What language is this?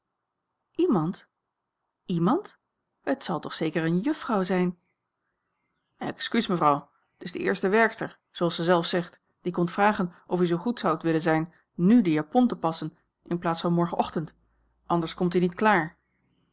Dutch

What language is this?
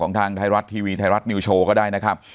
Thai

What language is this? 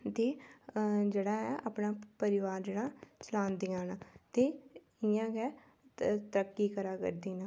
Dogri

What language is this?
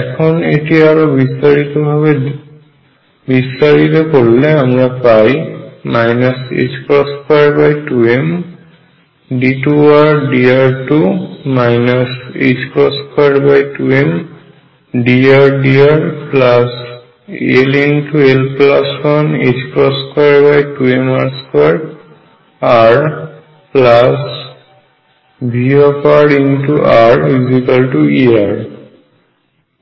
Bangla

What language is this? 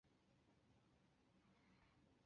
Chinese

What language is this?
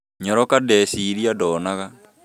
Kikuyu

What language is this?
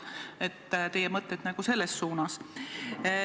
Estonian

